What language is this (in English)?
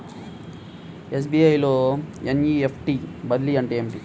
Telugu